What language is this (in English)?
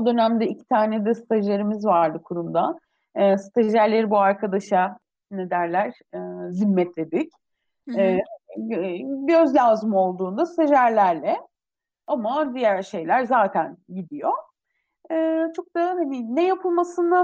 Turkish